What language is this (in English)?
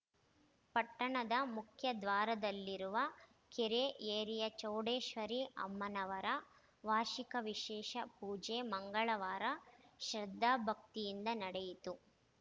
Kannada